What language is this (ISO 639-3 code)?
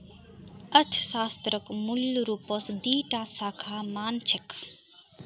mag